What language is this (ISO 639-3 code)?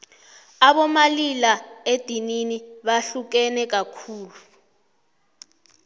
nbl